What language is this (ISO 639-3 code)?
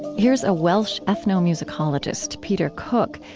eng